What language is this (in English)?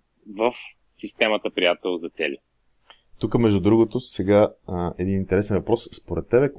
Bulgarian